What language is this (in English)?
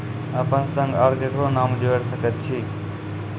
Maithili